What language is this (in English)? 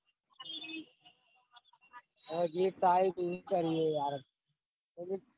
Gujarati